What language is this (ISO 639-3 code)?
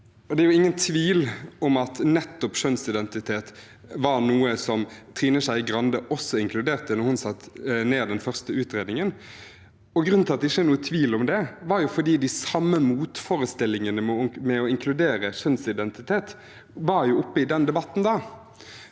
nor